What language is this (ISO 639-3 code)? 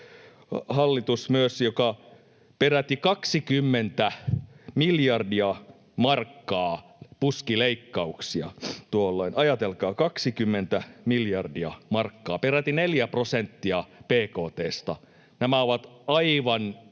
fin